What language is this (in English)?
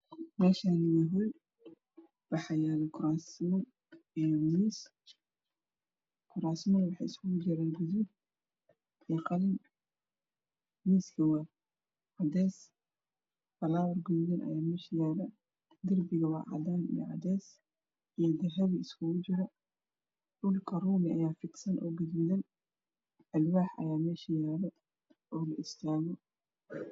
Somali